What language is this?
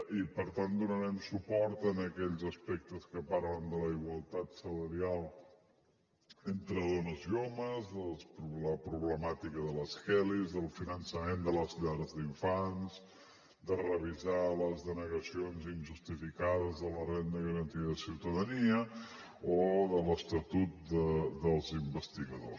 Catalan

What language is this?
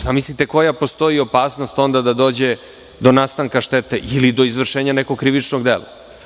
Serbian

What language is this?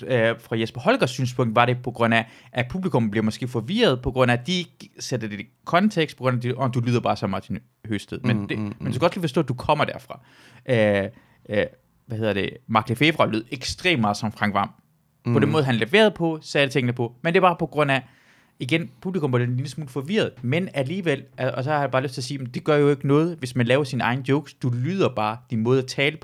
Danish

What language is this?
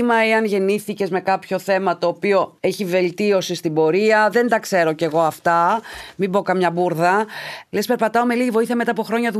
Greek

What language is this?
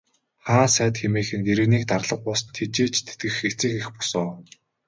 Mongolian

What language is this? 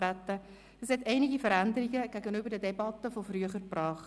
Swiss German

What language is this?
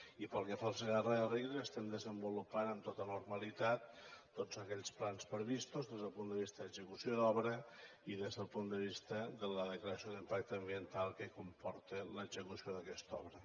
Catalan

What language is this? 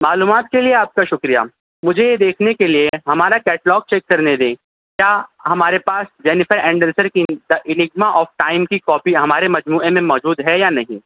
Urdu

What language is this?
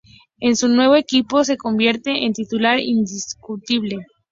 Spanish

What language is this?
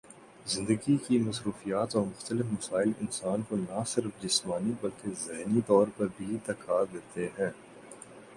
Urdu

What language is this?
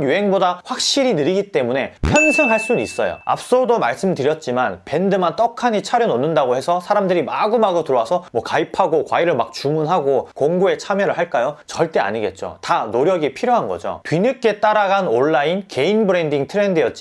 Korean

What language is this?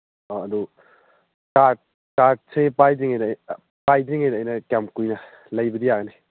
Manipuri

